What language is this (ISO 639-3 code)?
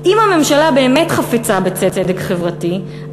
heb